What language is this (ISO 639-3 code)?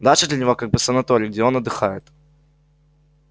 rus